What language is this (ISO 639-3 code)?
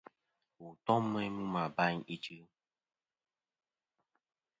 bkm